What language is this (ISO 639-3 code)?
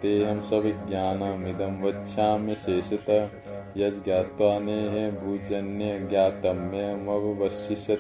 hin